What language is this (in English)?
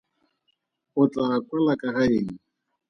Tswana